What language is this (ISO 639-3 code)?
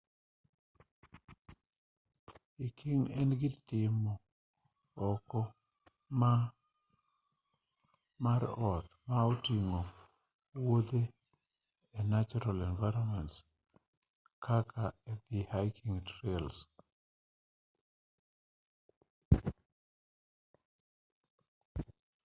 luo